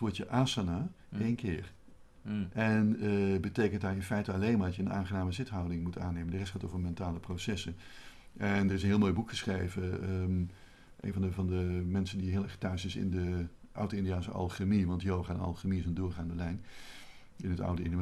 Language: Dutch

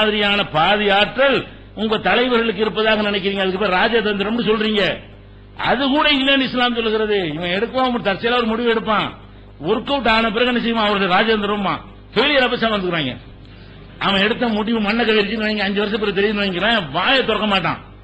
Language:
Arabic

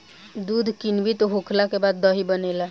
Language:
Bhojpuri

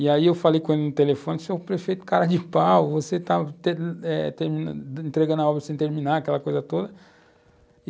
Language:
Portuguese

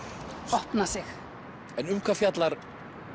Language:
Icelandic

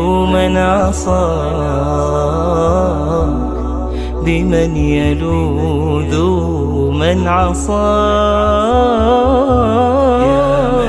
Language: Arabic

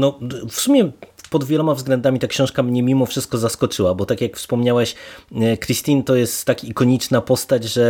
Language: Polish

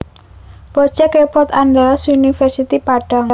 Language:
Javanese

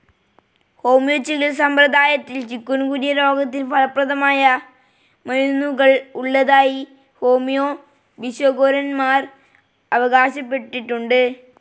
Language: Malayalam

